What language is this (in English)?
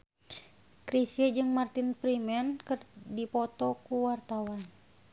Sundanese